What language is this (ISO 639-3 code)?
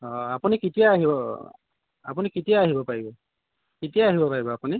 asm